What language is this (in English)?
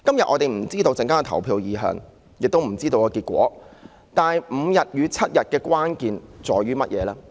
Cantonese